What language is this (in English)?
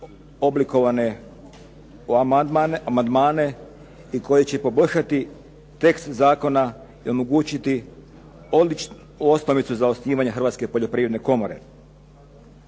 Croatian